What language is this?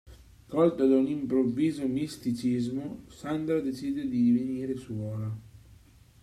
Italian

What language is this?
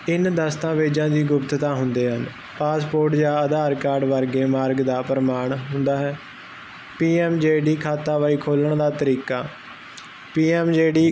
Punjabi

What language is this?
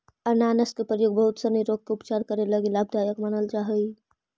Magahi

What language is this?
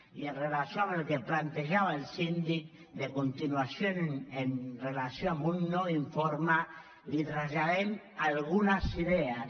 Catalan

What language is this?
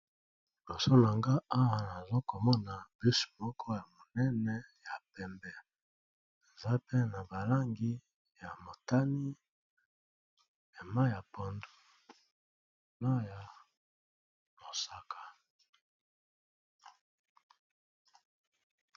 Lingala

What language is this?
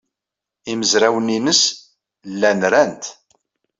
Kabyle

